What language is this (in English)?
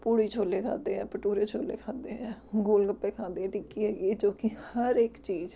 Punjabi